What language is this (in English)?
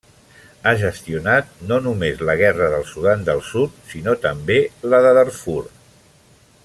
Catalan